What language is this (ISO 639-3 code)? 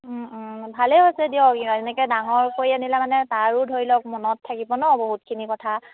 asm